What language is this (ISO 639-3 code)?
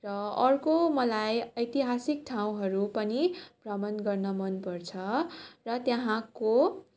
nep